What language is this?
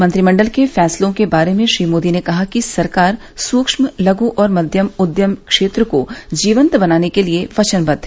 Hindi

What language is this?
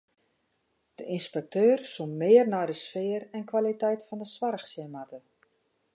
Western Frisian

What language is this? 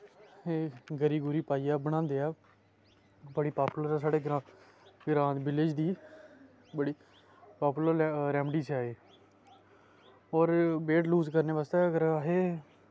Dogri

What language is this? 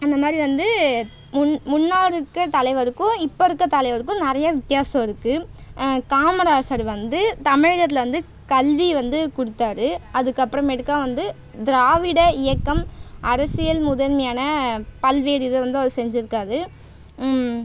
Tamil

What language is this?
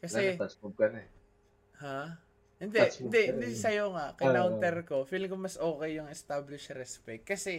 Filipino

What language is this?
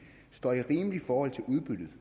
Danish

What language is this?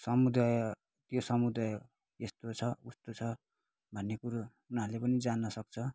Nepali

